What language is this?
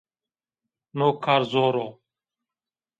Zaza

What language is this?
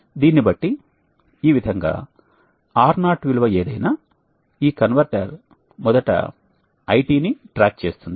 Telugu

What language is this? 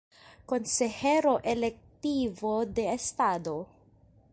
Spanish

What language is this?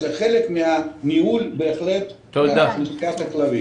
Hebrew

